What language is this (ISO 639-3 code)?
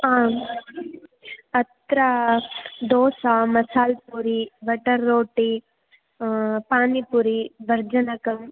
san